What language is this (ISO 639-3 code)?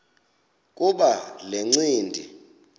xho